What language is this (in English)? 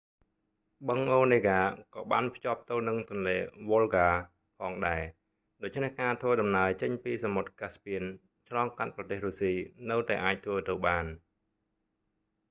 Khmer